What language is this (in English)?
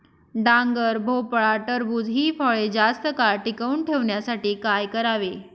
Marathi